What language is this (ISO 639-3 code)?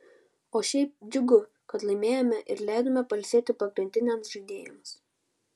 lit